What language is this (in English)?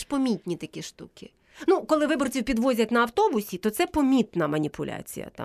Ukrainian